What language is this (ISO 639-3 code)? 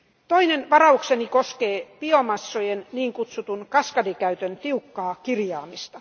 fin